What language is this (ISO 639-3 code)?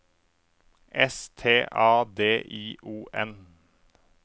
nor